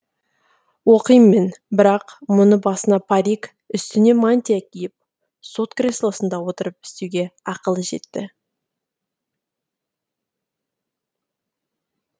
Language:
Kazakh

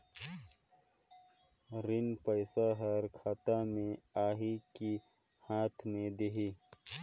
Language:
Chhattisgarhi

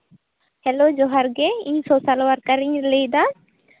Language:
Santali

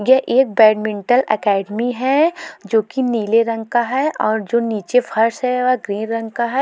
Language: Hindi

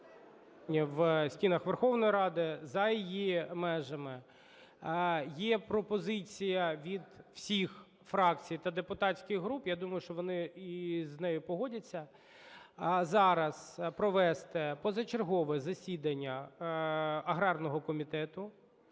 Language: Ukrainian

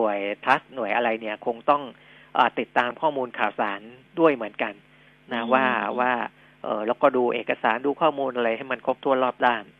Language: Thai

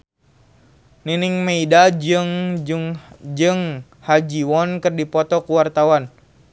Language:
Sundanese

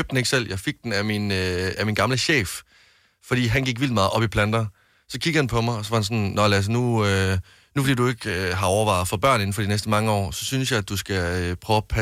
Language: Danish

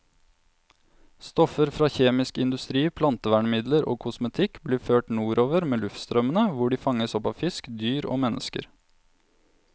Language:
Norwegian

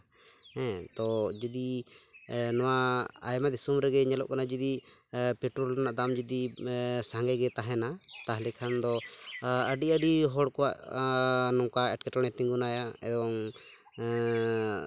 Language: Santali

